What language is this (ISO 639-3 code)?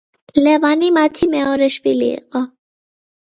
kat